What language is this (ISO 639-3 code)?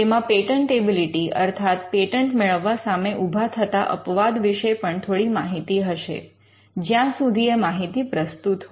guj